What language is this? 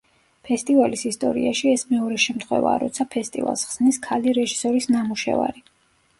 Georgian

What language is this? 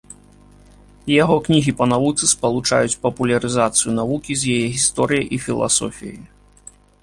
Belarusian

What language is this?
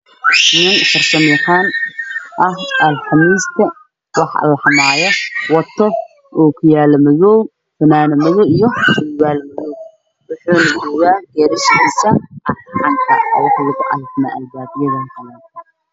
Somali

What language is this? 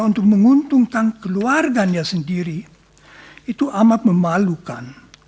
Indonesian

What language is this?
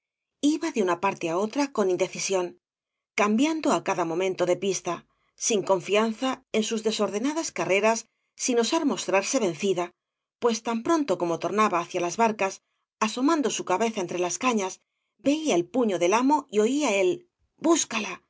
Spanish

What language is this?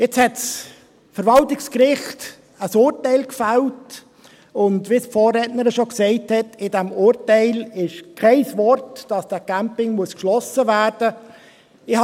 Swiss German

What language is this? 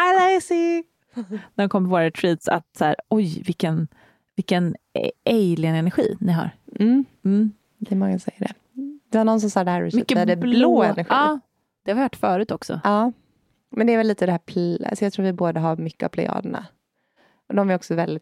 Swedish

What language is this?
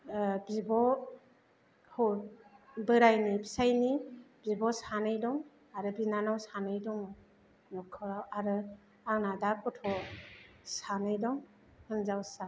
Bodo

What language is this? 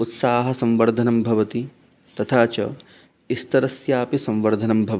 Sanskrit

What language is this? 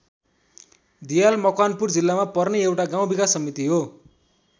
Nepali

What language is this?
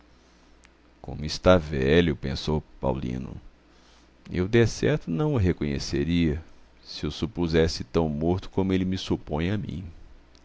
Portuguese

